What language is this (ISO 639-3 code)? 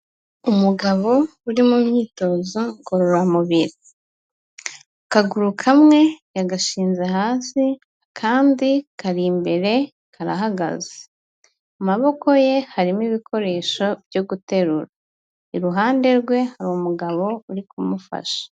kin